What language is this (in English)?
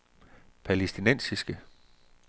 Danish